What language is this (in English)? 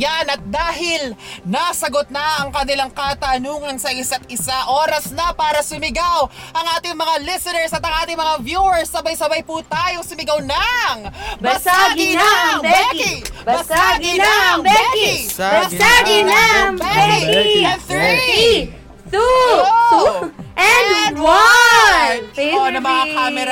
Filipino